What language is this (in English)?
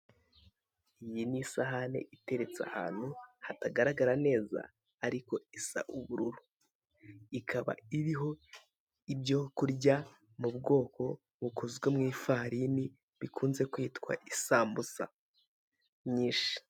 Kinyarwanda